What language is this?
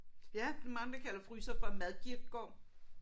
Danish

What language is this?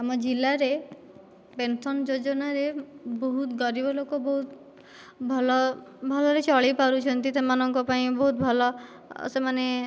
Odia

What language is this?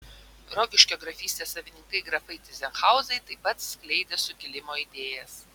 Lithuanian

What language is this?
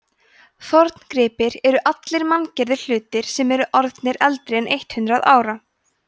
Icelandic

